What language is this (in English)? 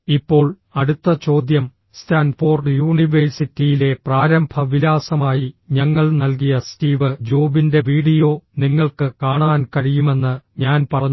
Malayalam